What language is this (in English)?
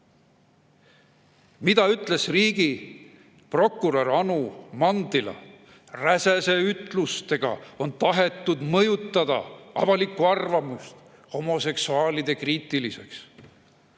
Estonian